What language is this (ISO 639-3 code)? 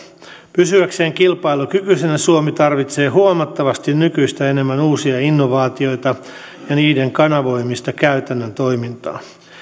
fin